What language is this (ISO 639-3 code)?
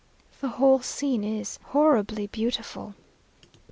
eng